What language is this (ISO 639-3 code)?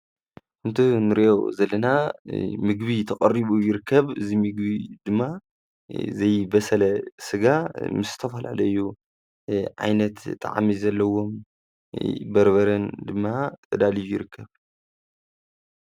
tir